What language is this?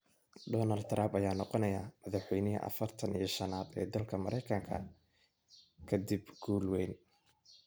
Somali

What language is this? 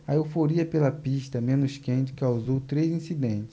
Portuguese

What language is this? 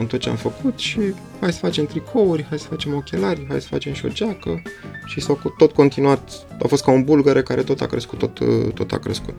Romanian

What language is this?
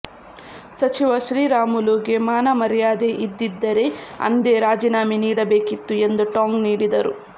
Kannada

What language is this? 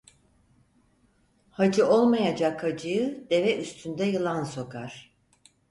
Turkish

